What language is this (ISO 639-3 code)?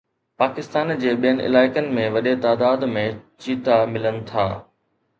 snd